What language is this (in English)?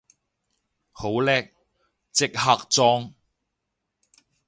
Cantonese